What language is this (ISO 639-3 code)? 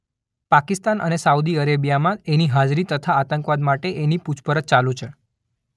guj